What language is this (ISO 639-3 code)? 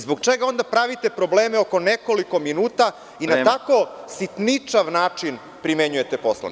srp